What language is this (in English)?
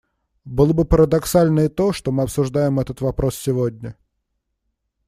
Russian